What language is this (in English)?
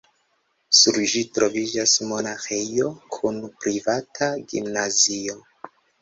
Esperanto